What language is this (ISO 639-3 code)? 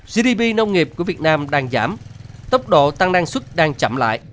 vie